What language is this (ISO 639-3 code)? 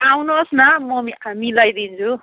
nep